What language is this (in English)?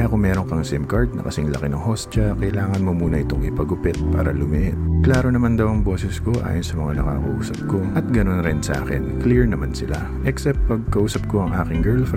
Filipino